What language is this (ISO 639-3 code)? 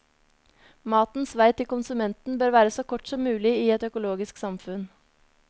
nor